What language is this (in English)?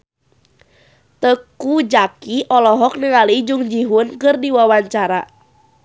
Sundanese